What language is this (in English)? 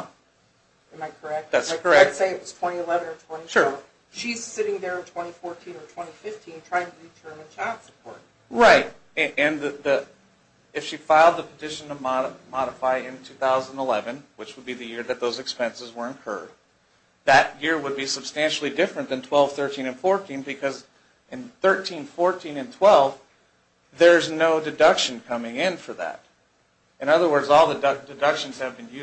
English